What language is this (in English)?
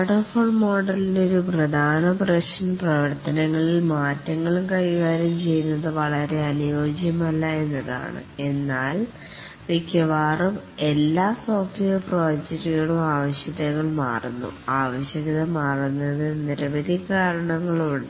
Malayalam